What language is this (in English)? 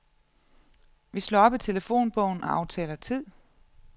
Danish